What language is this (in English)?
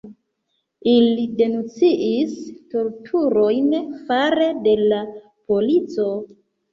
Esperanto